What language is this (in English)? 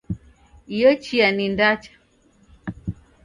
Taita